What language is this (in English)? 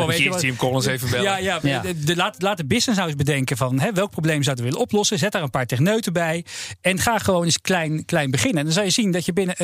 Dutch